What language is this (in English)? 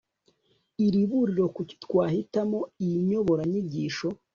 Kinyarwanda